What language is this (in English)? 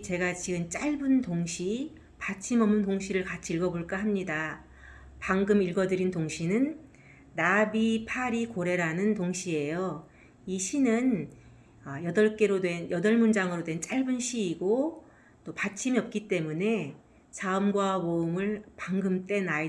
Korean